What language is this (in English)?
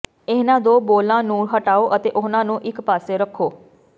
Punjabi